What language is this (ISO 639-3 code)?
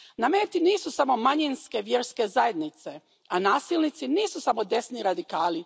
hrv